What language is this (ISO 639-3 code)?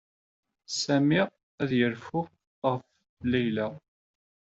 kab